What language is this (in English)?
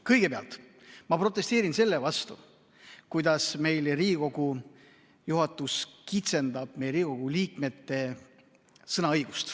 Estonian